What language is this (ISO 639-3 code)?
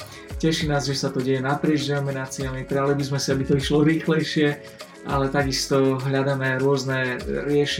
slk